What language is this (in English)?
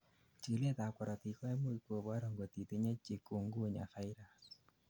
Kalenjin